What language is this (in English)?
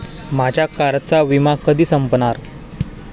Marathi